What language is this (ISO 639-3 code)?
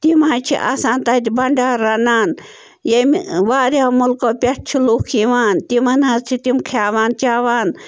kas